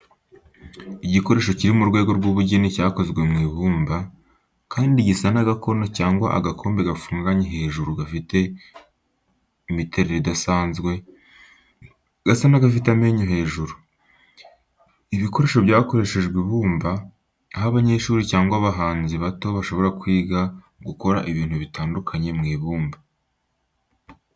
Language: Kinyarwanda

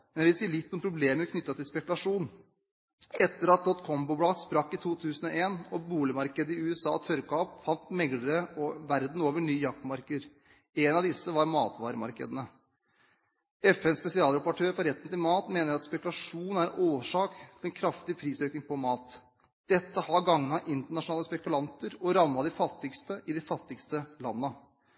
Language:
Norwegian Bokmål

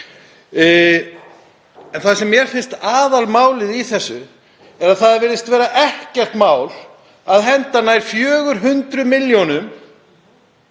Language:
Icelandic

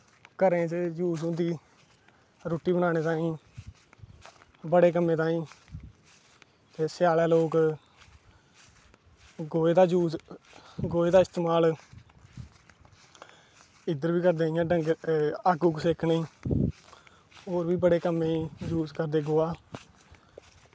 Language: Dogri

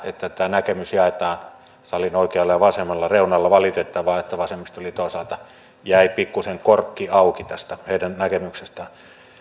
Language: Finnish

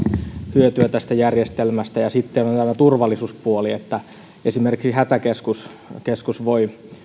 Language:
Finnish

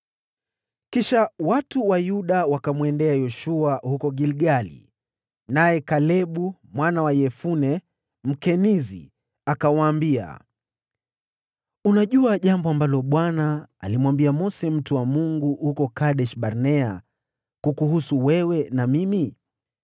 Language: Swahili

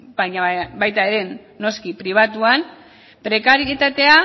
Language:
Basque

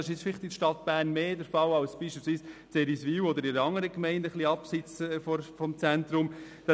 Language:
Swiss German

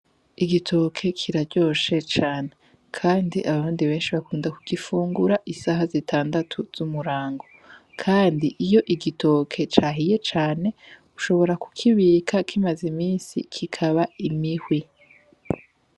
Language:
Rundi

